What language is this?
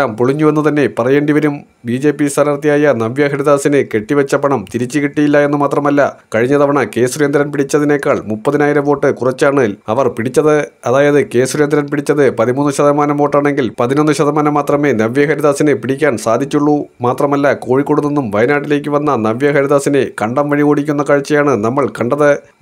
Malayalam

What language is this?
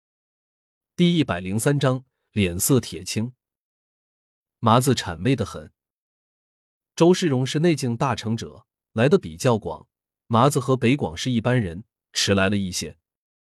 Chinese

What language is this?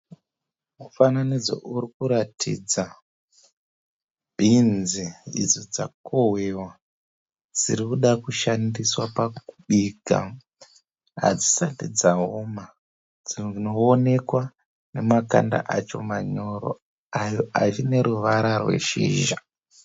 Shona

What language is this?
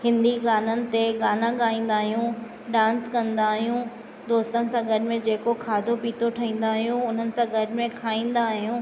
Sindhi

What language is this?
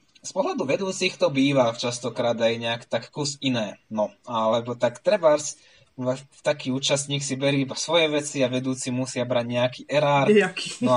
Slovak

